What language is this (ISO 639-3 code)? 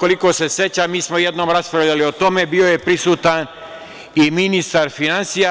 srp